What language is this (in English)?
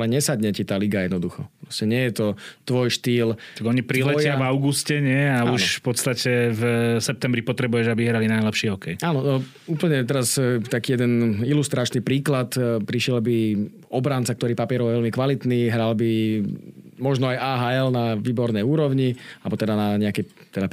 Slovak